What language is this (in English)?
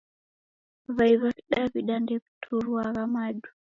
Taita